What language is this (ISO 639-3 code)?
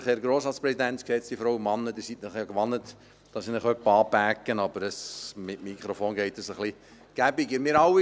gsw